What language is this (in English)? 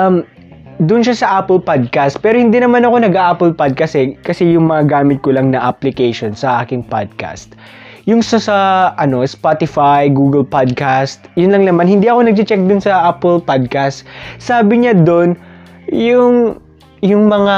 Filipino